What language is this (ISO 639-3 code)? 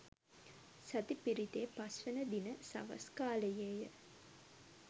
sin